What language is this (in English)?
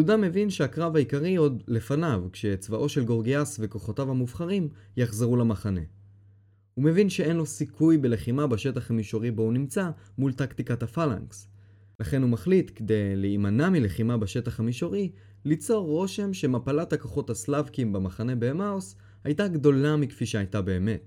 Hebrew